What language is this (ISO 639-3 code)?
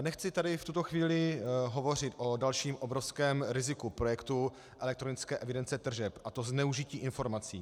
ces